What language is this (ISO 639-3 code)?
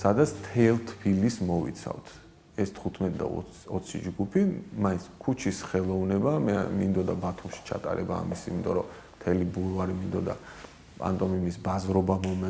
ron